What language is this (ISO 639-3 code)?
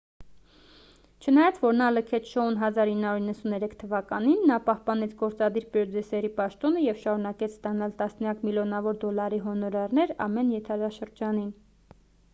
hye